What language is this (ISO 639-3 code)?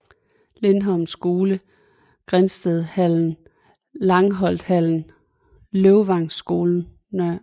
dan